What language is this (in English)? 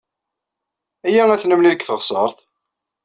Kabyle